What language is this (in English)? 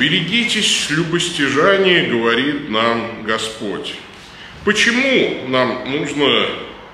Russian